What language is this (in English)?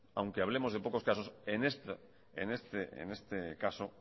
Spanish